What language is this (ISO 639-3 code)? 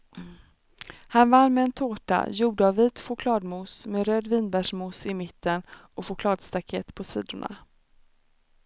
swe